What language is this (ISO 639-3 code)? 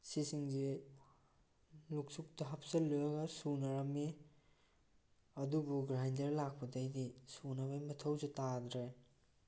mni